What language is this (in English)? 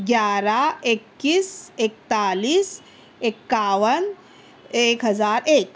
Urdu